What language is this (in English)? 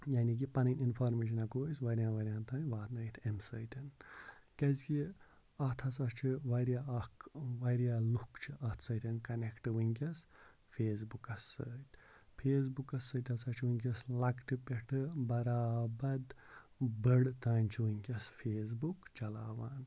Kashmiri